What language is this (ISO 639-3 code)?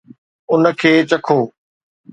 snd